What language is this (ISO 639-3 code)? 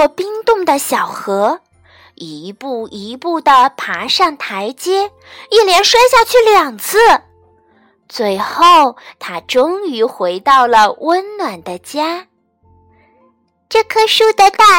zho